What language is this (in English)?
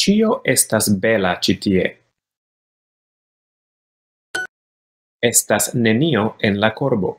Italian